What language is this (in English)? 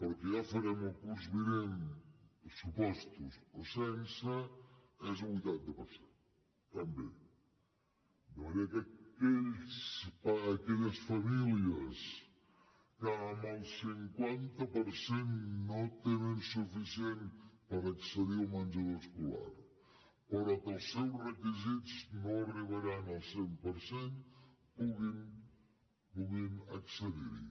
Catalan